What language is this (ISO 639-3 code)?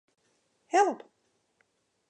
fry